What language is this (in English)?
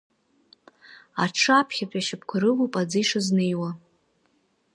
Abkhazian